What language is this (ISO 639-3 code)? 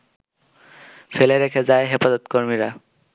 ben